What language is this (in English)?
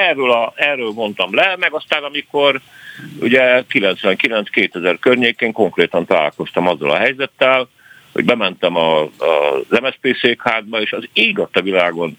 Hungarian